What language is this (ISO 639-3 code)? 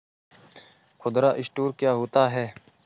hin